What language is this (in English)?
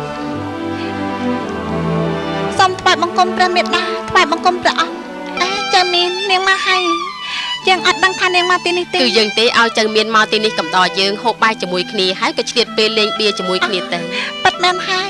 Thai